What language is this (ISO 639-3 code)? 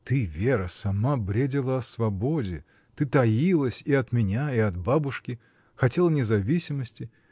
rus